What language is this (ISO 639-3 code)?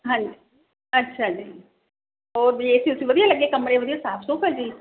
pan